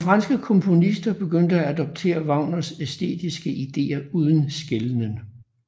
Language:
Danish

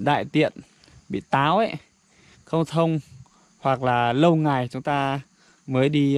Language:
Vietnamese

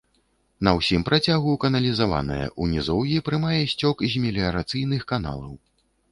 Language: Belarusian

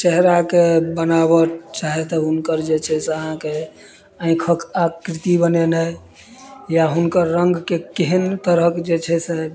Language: Maithili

